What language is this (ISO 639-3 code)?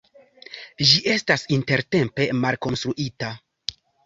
epo